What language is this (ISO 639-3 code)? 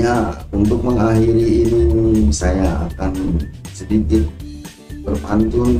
ind